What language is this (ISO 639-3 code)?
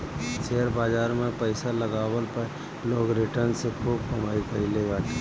bho